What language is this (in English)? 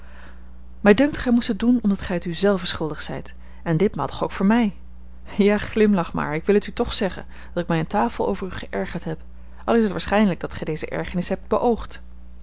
Dutch